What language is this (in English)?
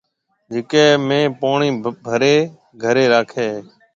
Marwari (Pakistan)